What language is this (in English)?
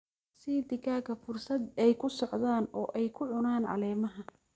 Somali